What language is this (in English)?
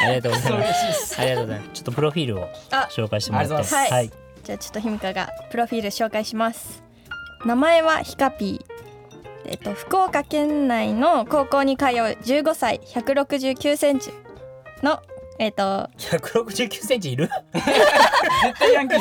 Japanese